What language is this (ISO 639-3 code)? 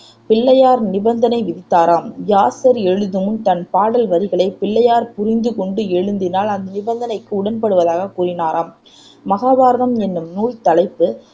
tam